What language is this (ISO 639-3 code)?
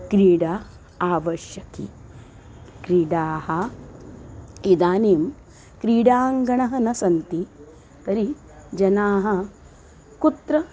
san